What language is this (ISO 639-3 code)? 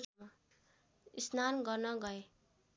nep